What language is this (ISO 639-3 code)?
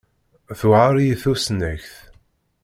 kab